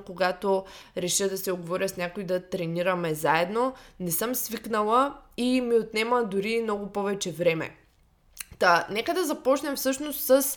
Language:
Bulgarian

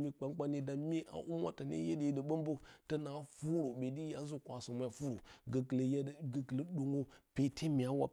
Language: Bacama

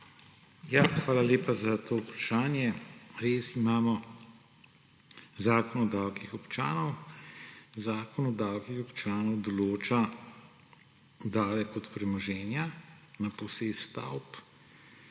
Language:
Slovenian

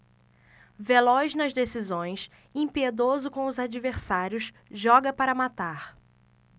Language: Portuguese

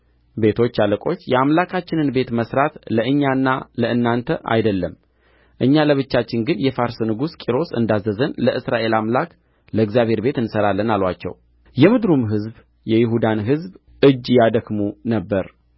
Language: Amharic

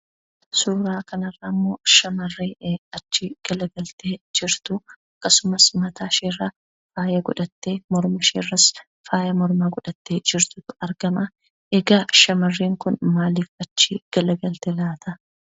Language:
Oromo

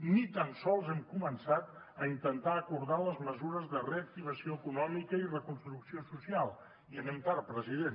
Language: Catalan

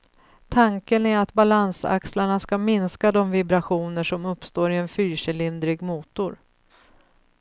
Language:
Swedish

